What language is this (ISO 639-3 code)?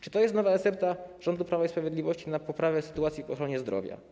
pol